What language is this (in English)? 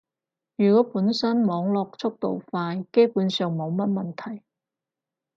Cantonese